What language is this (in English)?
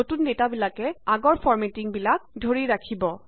Assamese